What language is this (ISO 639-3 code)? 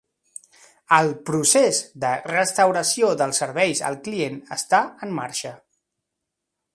cat